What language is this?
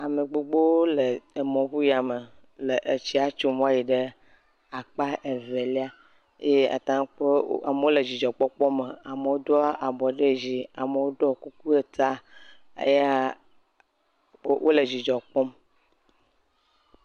Ewe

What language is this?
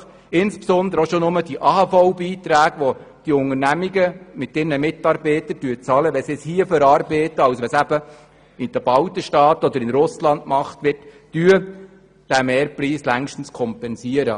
Swiss German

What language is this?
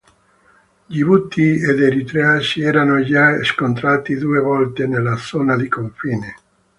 Italian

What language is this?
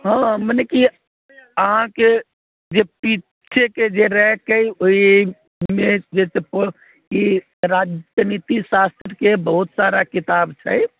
Maithili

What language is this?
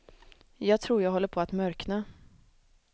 Swedish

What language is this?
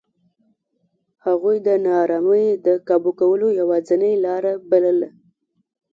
Pashto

